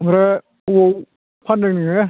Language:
Bodo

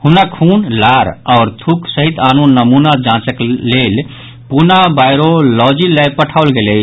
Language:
Maithili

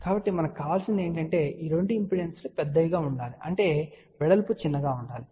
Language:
Telugu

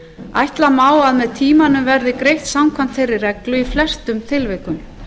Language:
Icelandic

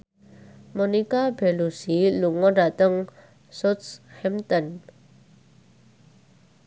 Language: Javanese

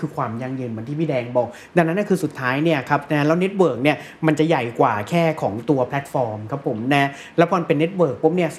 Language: Thai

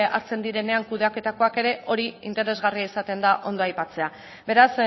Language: Basque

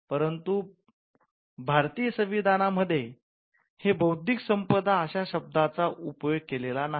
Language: Marathi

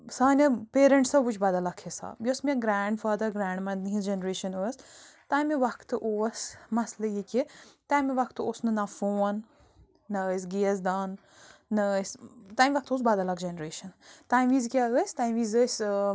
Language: Kashmiri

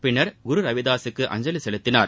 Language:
Tamil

